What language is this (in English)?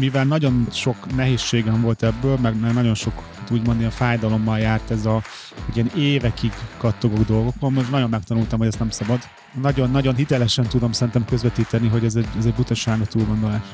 Hungarian